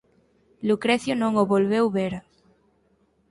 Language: Galician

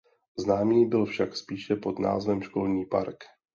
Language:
Czech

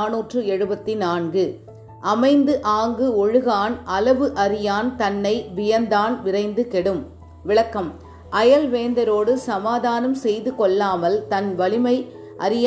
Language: Tamil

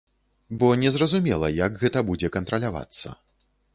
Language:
Belarusian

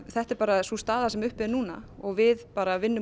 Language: Icelandic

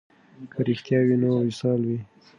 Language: Pashto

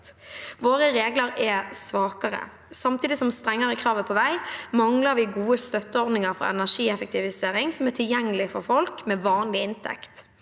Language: Norwegian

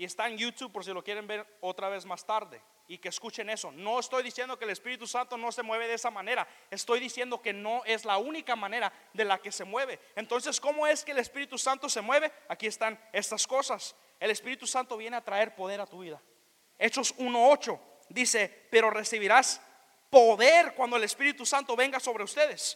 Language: Spanish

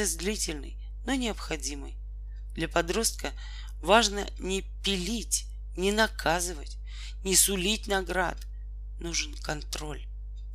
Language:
Russian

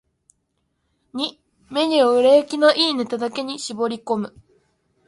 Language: Japanese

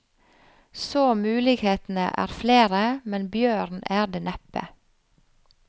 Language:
Norwegian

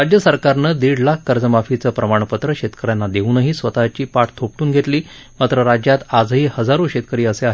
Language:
Marathi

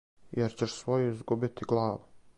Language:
Serbian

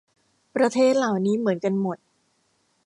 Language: Thai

